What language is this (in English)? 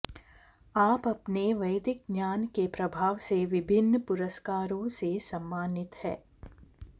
Sanskrit